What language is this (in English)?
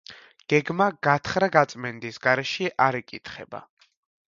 Georgian